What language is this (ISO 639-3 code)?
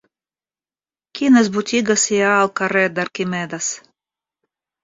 cat